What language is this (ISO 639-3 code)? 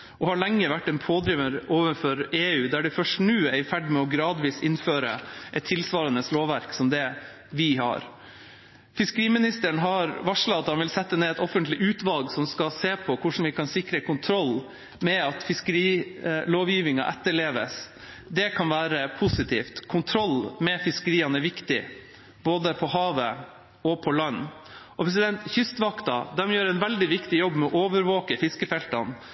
nob